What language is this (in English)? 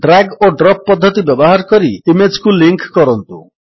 Odia